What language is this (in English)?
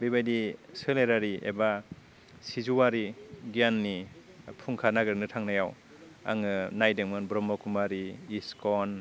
Bodo